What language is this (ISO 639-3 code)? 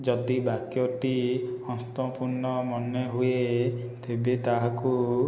ori